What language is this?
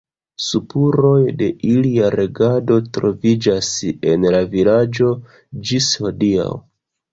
Esperanto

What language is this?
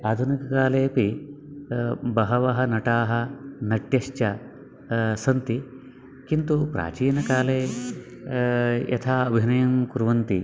Sanskrit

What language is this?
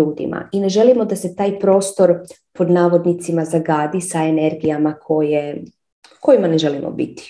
Croatian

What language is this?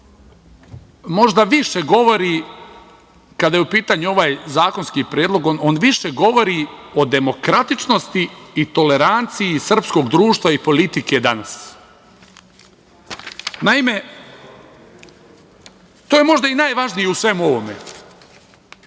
Serbian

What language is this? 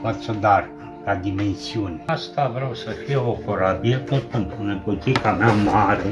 Romanian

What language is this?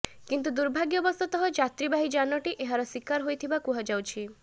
Odia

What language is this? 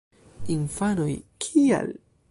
Esperanto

